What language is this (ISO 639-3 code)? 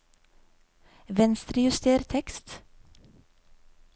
nor